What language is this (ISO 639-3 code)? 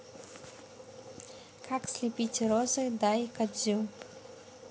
rus